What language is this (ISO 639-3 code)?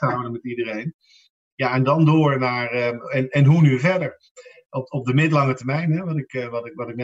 nld